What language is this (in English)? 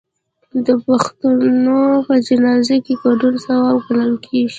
Pashto